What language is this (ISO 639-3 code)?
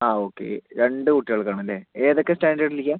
mal